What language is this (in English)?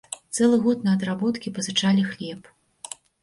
Belarusian